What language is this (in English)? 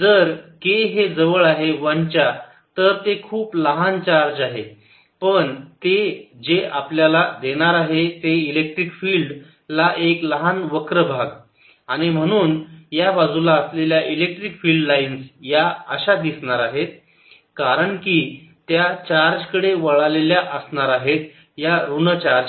Marathi